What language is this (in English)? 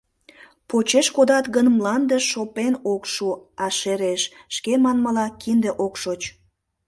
Mari